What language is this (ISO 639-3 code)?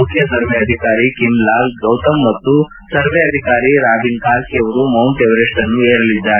kan